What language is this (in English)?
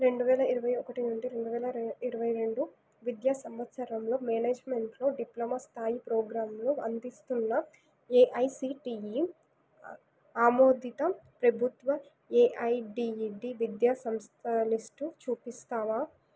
Telugu